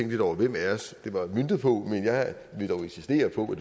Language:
Danish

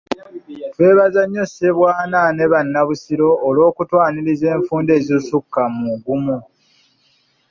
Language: Ganda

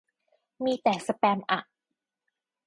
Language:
Thai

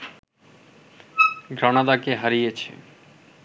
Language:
Bangla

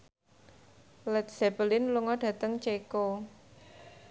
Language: Javanese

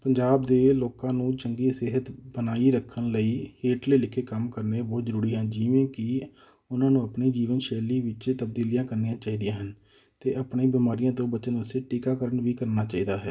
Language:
Punjabi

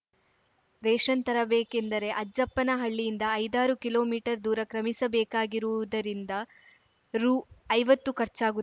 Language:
Kannada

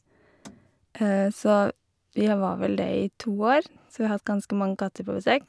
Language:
Norwegian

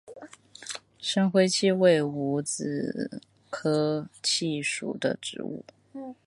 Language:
Chinese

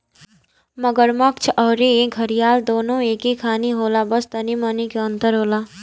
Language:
Bhojpuri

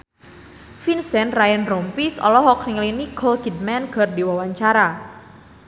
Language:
Sundanese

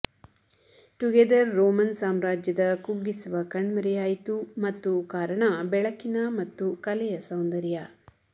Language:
Kannada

